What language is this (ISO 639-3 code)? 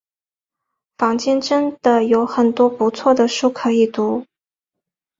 zho